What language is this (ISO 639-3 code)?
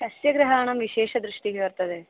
san